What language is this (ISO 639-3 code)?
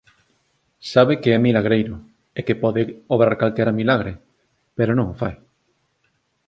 glg